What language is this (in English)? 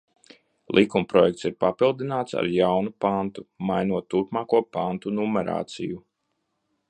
Latvian